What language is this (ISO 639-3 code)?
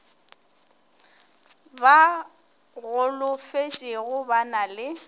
nso